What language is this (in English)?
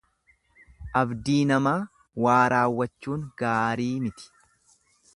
Oromo